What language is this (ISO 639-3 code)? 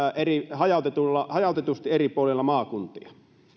fin